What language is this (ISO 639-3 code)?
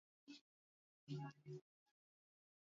swa